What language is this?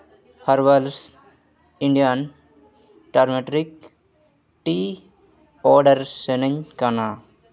Santali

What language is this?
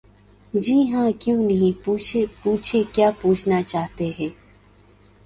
Urdu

